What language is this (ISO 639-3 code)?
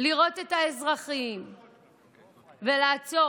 heb